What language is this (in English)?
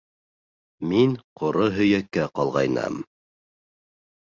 Bashkir